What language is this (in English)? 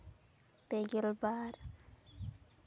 Santali